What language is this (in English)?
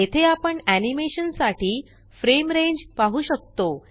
Marathi